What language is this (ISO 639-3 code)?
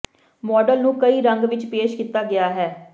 pan